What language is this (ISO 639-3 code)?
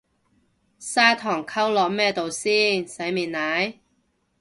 yue